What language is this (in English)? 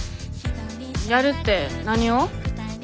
Japanese